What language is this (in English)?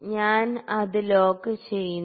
Malayalam